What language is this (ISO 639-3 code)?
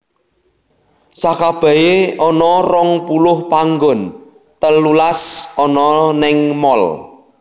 jav